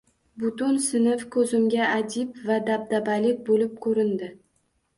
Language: Uzbek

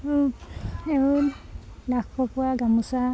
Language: Assamese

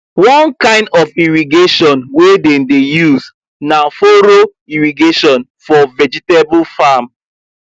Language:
Nigerian Pidgin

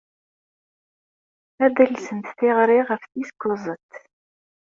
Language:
Kabyle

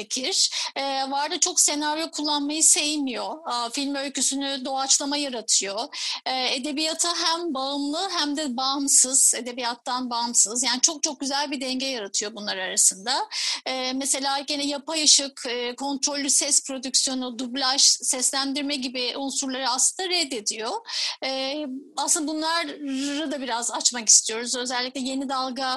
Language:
Turkish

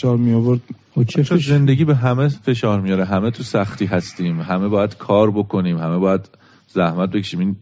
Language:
Persian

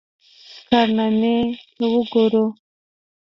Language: Pashto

